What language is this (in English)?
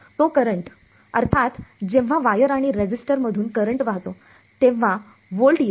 Marathi